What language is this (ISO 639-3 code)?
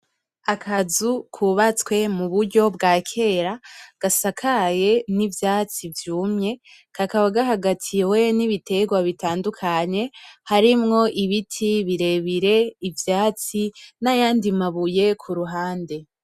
run